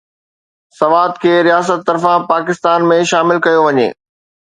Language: Sindhi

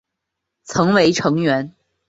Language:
Chinese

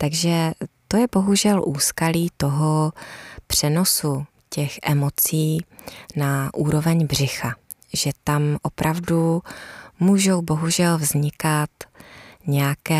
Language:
Czech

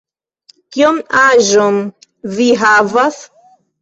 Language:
Esperanto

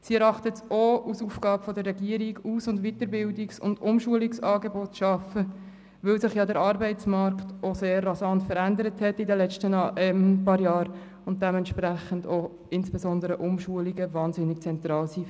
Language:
Swiss German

